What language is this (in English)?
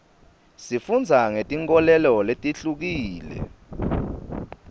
Swati